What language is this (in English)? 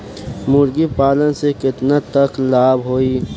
Bhojpuri